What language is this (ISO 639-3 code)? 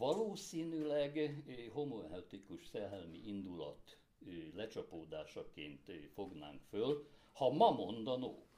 hun